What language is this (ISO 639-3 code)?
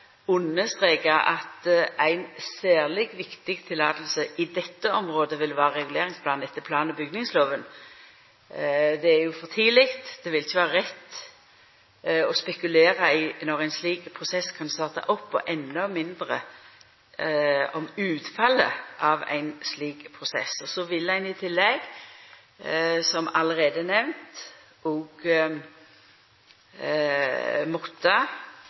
nno